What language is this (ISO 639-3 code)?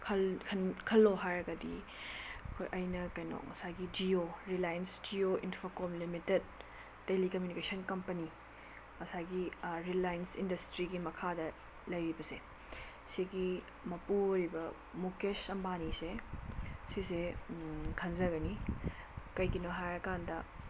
mni